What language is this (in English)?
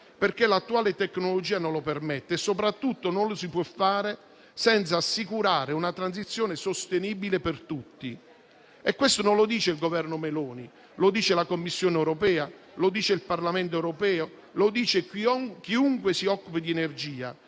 Italian